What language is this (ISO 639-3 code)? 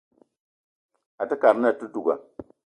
eto